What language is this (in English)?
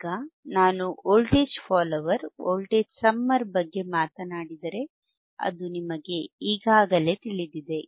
Kannada